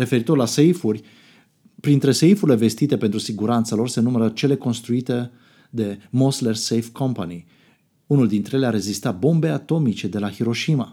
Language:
Romanian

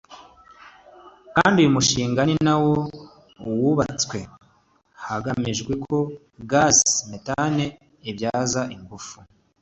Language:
Kinyarwanda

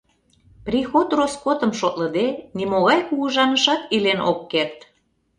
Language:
Mari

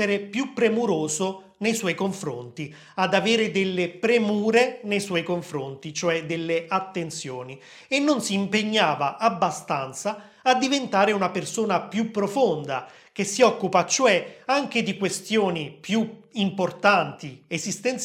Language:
Italian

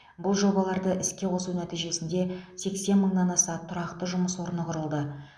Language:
Kazakh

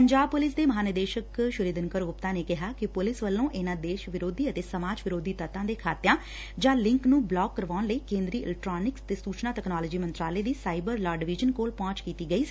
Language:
Punjabi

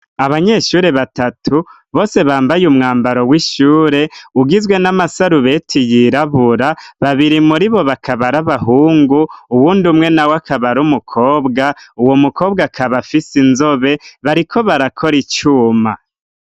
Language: Rundi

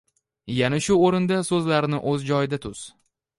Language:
Uzbek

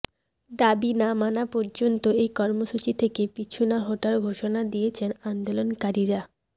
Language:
Bangla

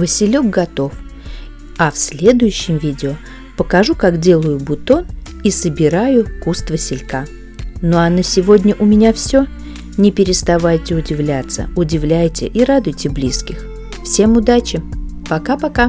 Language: Russian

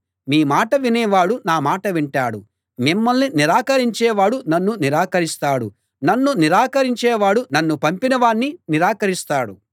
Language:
Telugu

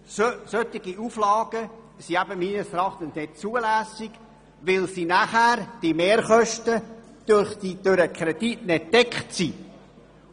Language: Swiss German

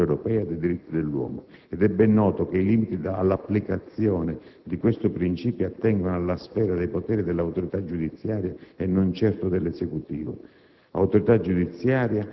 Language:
Italian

